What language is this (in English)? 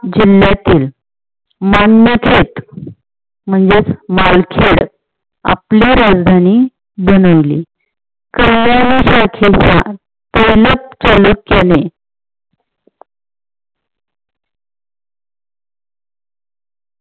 Marathi